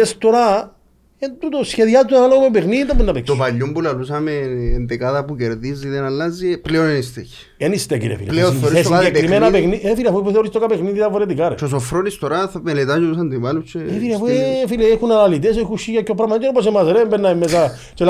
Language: Greek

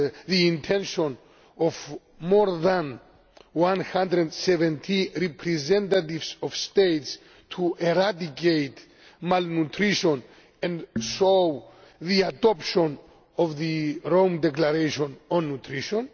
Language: English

